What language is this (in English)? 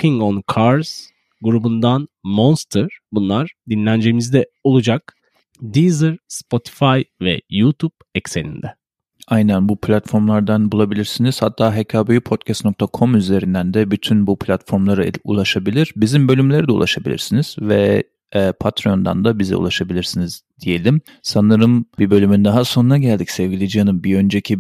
Turkish